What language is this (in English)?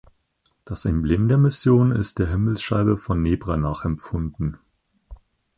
German